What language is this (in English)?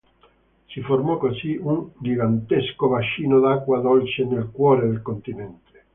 Italian